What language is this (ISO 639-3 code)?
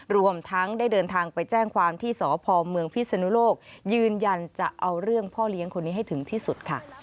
tha